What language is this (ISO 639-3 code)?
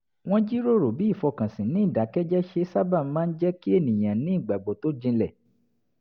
yor